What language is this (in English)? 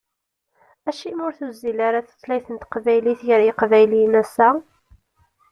Kabyle